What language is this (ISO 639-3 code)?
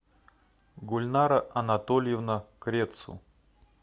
rus